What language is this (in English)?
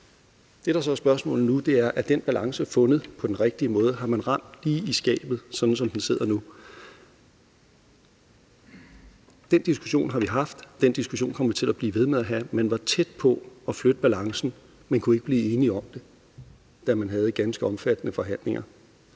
Danish